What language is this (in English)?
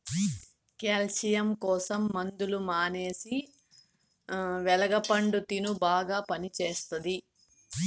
Telugu